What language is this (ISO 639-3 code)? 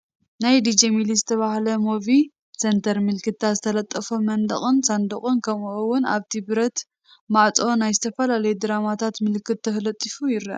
tir